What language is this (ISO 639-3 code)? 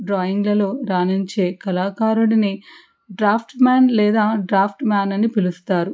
tel